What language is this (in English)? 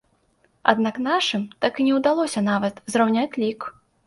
Belarusian